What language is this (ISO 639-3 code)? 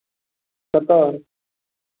mai